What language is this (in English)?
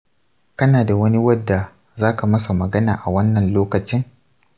Hausa